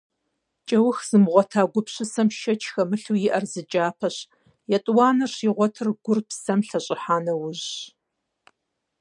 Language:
Kabardian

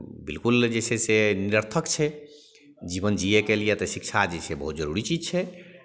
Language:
Maithili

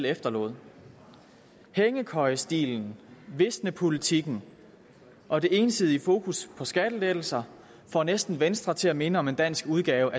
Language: Danish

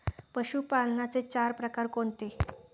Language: Marathi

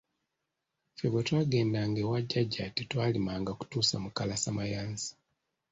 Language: Ganda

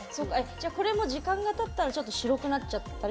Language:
Japanese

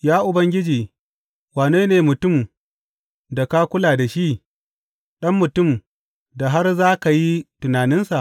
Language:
Hausa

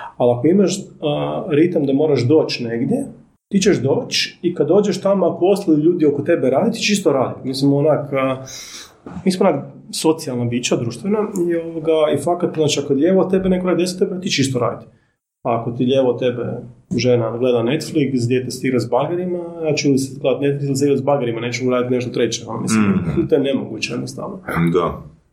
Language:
Croatian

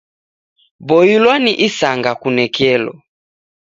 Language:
Taita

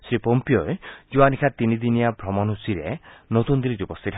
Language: Assamese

